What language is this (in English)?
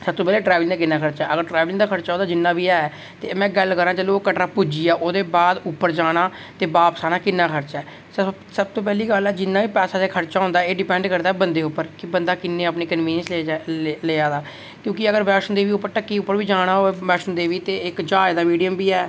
Dogri